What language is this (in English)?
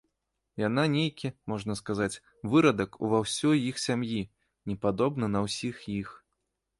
Belarusian